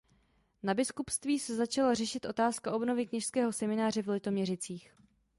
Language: Czech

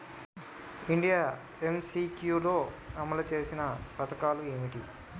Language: Telugu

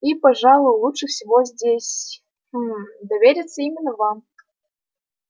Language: Russian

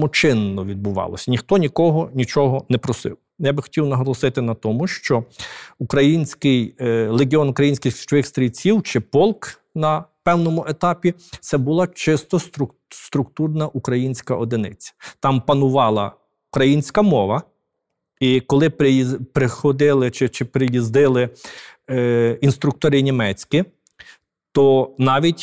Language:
Ukrainian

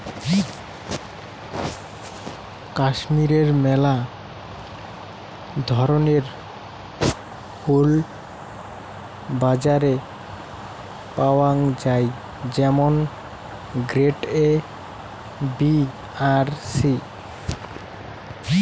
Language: Bangla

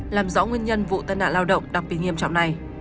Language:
Vietnamese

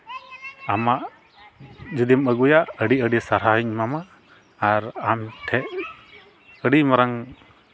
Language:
Santali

